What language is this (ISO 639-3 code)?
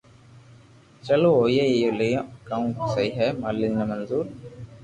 lrk